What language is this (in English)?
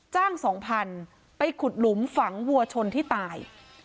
Thai